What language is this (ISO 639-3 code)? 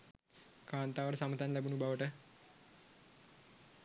sin